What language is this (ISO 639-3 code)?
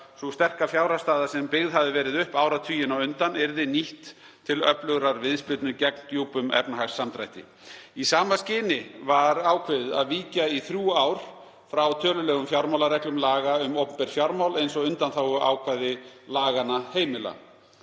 isl